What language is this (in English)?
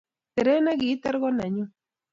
Kalenjin